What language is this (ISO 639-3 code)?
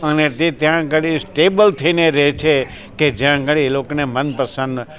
guj